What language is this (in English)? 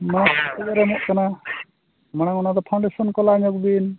Santali